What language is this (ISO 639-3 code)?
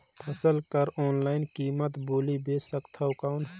hne